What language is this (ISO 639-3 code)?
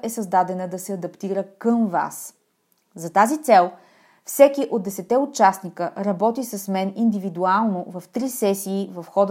bul